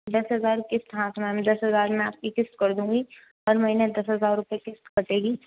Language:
Hindi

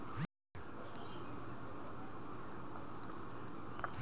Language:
Bhojpuri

